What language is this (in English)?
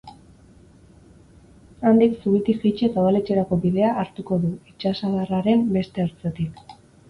Basque